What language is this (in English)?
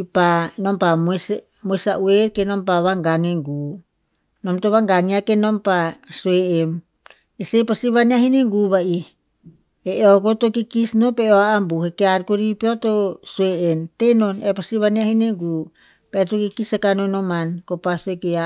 Tinputz